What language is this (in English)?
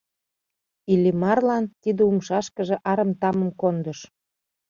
Mari